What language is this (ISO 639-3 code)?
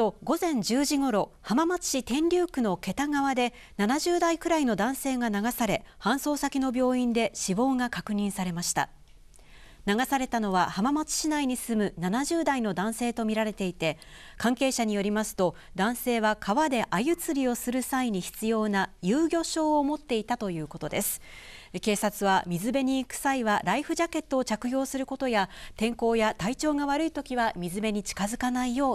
jpn